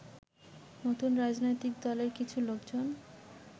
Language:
Bangla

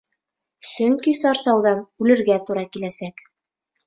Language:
Bashkir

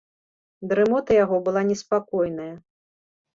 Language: Belarusian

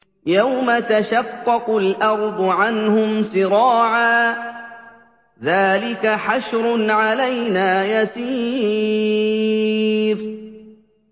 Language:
Arabic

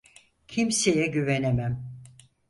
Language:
Turkish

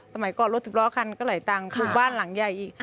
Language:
Thai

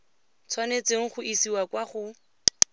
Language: Tswana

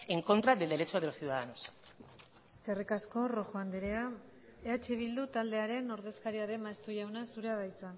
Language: Basque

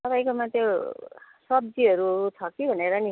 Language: Nepali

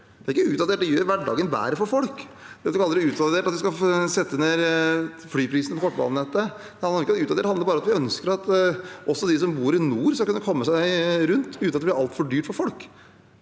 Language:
Norwegian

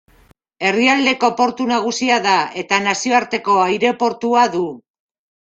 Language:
Basque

